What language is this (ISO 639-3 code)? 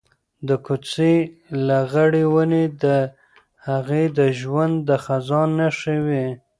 pus